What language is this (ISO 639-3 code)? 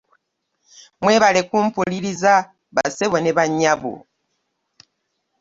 lug